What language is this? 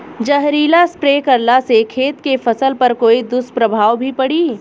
Bhojpuri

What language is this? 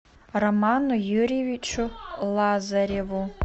Russian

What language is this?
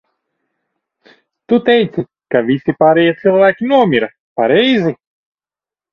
Latvian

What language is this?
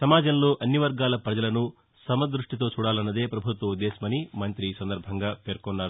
Telugu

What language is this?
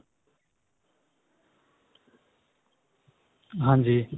Punjabi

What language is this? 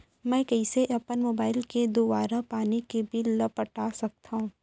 Chhattisgarhi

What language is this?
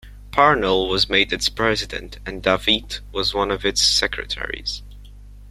English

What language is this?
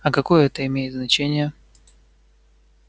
Russian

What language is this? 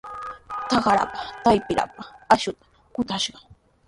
Sihuas Ancash Quechua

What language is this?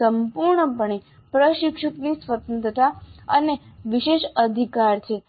Gujarati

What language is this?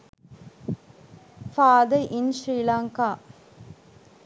Sinhala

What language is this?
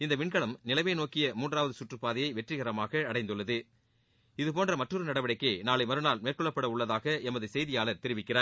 Tamil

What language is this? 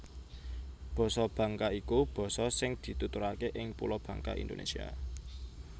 Javanese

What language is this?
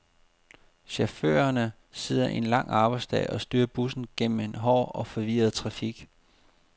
Danish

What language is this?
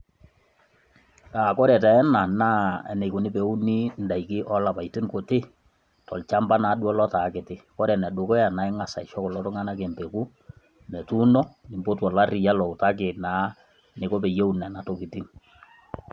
Masai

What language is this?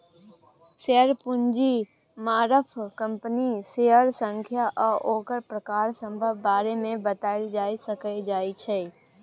Maithili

